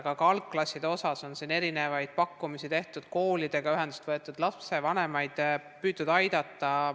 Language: Estonian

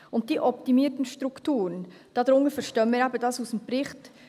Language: Swiss German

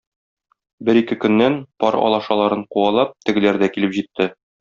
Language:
Tatar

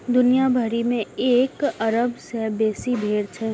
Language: Maithili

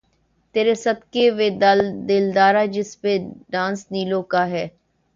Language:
Urdu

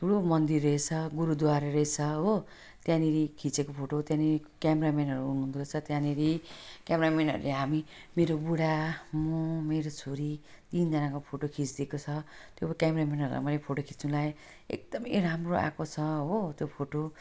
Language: Nepali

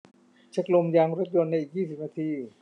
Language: Thai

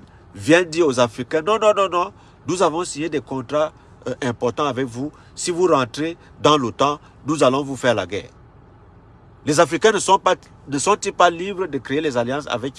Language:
French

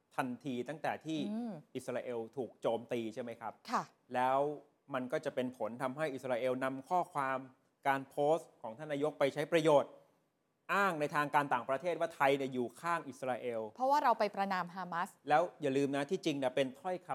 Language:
Thai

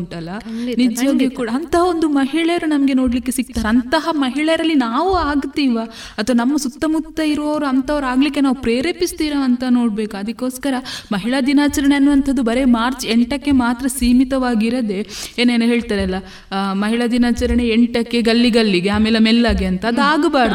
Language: Kannada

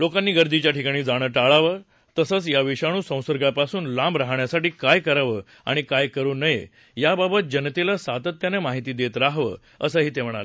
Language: Marathi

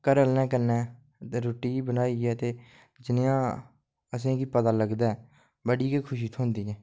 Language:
Dogri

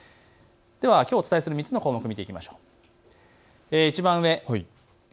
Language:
Japanese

